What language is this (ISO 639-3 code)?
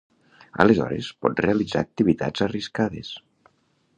cat